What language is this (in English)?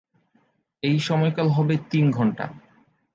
Bangla